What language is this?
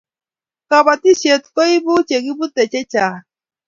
Kalenjin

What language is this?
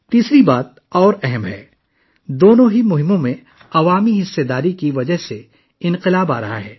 Urdu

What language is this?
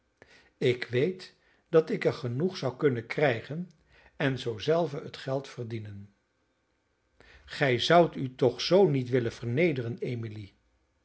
Dutch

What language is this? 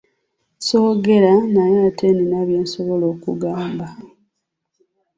Ganda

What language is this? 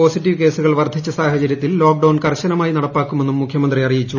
Malayalam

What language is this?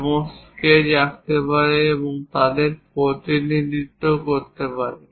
Bangla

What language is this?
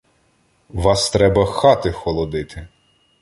Ukrainian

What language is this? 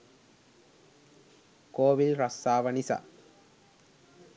Sinhala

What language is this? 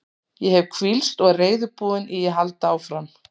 Icelandic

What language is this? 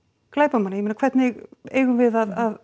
Icelandic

